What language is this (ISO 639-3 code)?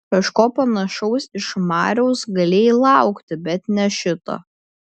lit